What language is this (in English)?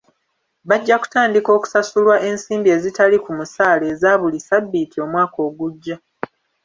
Ganda